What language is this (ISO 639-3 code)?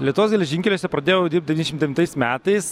lit